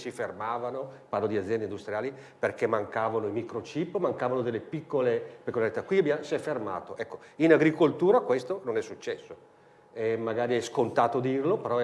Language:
Italian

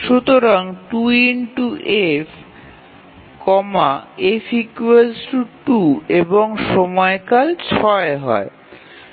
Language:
Bangla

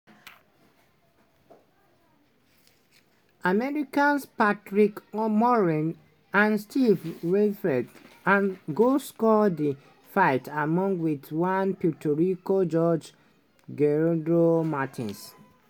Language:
Nigerian Pidgin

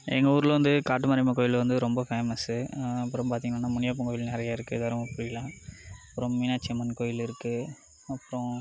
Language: Tamil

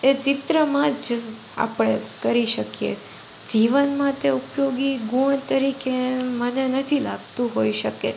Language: Gujarati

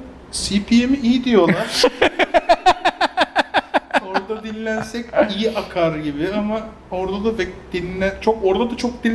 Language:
Turkish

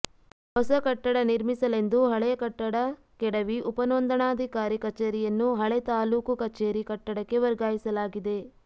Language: Kannada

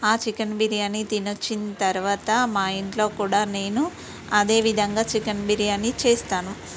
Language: Telugu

